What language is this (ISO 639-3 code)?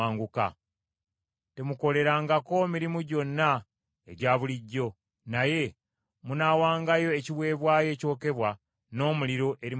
lug